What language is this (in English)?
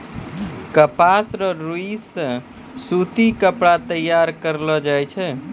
Maithili